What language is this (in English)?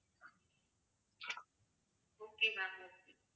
Tamil